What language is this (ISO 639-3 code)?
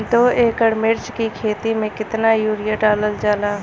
bho